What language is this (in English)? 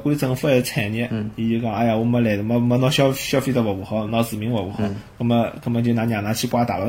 Chinese